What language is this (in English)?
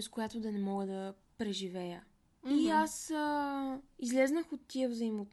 Bulgarian